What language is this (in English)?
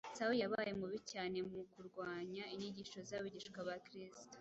Kinyarwanda